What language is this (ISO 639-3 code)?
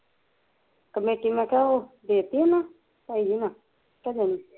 pan